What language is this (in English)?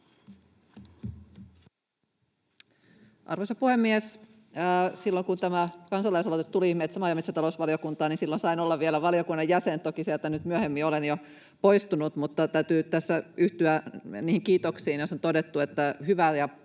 Finnish